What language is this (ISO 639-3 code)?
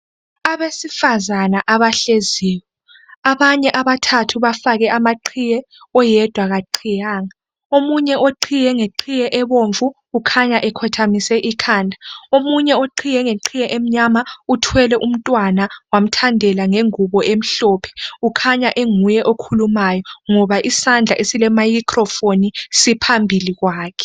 nde